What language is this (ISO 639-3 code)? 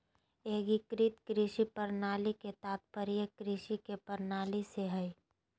mag